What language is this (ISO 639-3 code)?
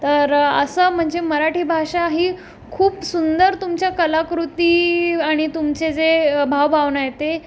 mar